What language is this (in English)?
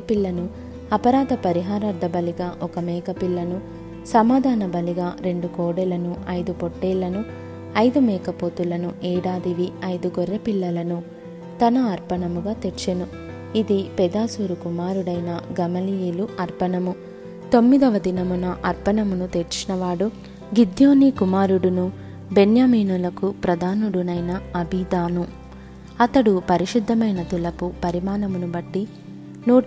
Telugu